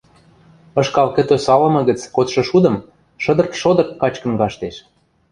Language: Western Mari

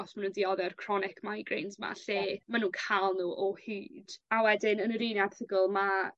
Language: Welsh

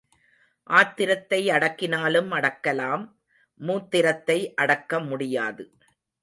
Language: Tamil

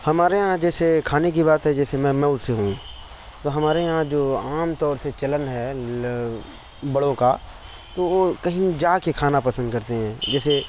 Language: Urdu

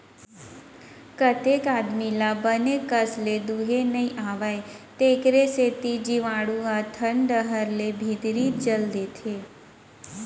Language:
Chhattisgarhi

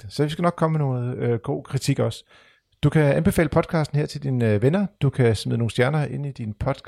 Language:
Danish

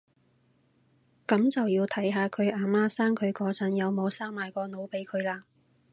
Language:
Cantonese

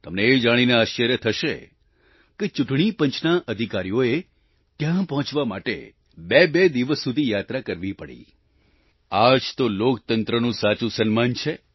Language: Gujarati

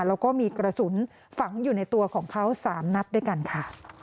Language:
Thai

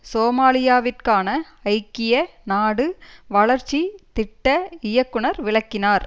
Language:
Tamil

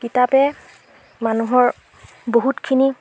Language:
Assamese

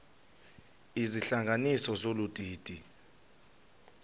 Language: Xhosa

